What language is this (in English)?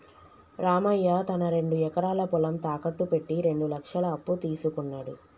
Telugu